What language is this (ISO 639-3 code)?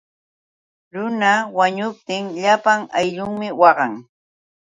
qux